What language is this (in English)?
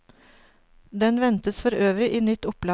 Norwegian